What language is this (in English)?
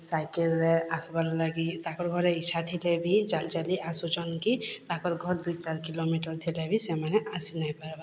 Odia